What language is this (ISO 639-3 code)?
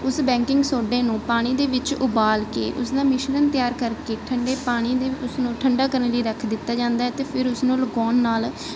pan